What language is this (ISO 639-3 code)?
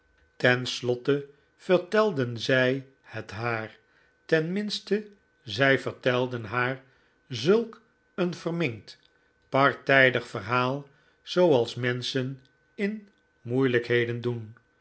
nld